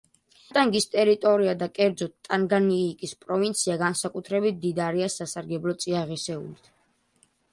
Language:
Georgian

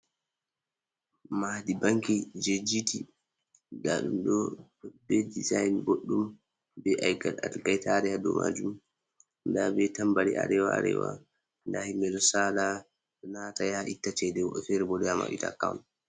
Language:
Fula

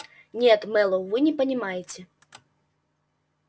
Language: Russian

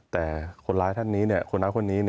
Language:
Thai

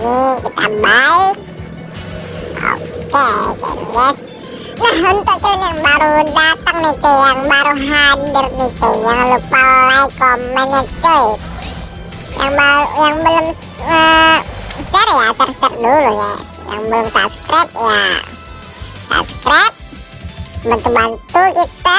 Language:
Indonesian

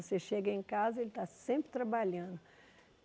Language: Portuguese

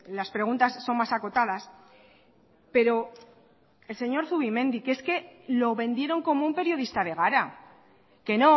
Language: Spanish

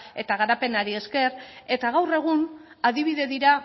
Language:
Basque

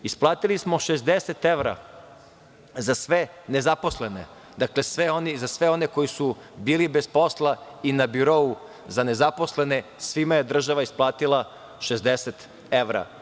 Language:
Serbian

